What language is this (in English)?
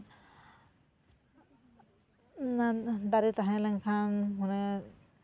Santali